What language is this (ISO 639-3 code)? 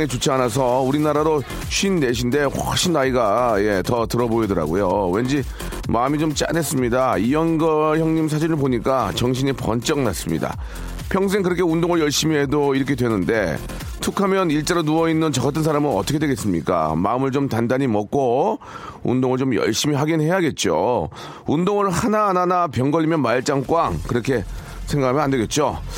kor